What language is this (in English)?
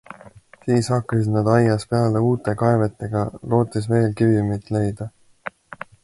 Estonian